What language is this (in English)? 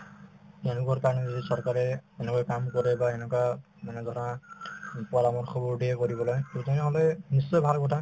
Assamese